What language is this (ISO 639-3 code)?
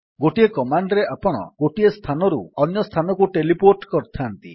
ori